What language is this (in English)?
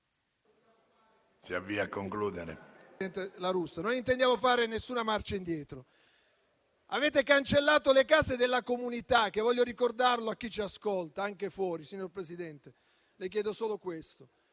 Italian